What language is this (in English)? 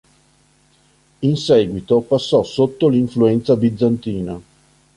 Italian